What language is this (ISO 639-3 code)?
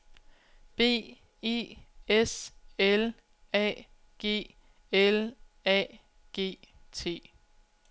dan